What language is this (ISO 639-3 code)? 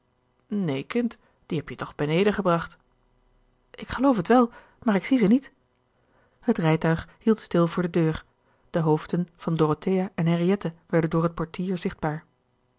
nld